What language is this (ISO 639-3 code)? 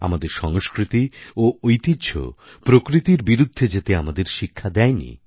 ben